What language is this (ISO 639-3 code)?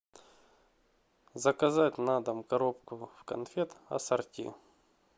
rus